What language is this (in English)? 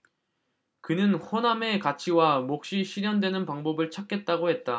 Korean